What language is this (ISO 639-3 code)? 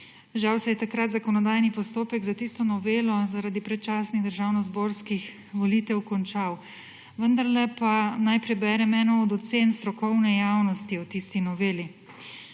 slv